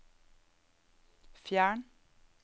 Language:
Norwegian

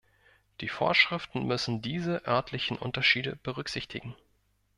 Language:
German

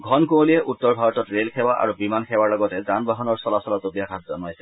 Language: Assamese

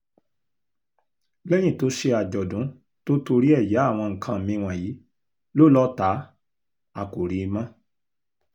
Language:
Yoruba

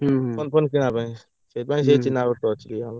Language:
Odia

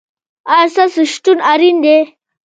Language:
Pashto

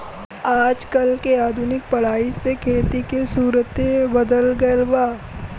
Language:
Bhojpuri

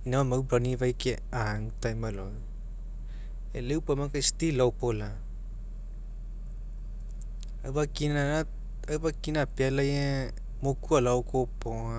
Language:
Mekeo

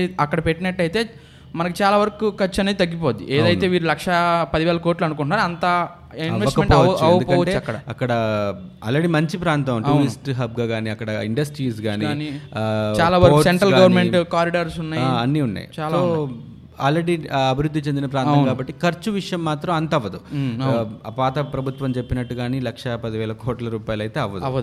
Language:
Telugu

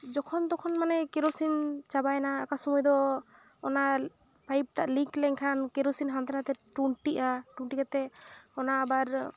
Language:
Santali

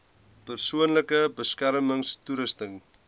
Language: Afrikaans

